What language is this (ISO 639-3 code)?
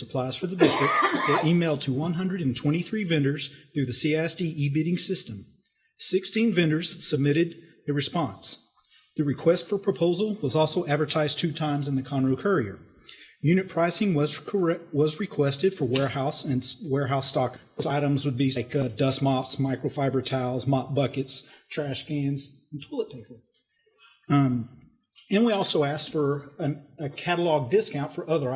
eng